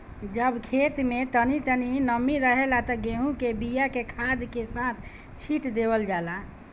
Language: Bhojpuri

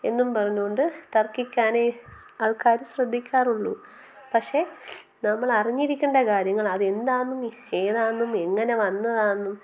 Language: Malayalam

